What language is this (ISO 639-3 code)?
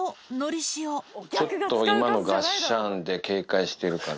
jpn